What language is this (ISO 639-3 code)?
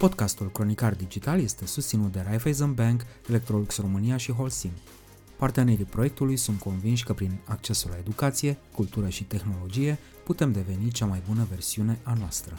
ron